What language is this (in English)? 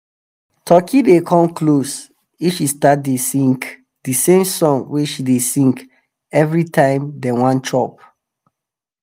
Nigerian Pidgin